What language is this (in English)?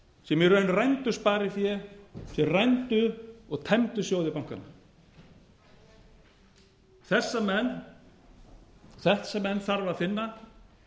Icelandic